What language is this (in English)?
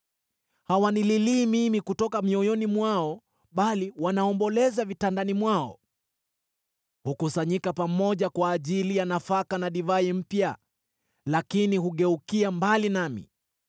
Swahili